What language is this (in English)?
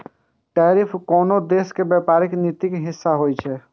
Maithili